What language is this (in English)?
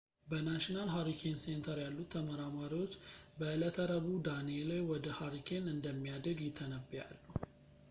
Amharic